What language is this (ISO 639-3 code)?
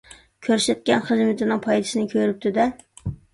uig